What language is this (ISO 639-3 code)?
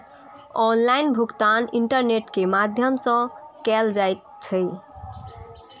mai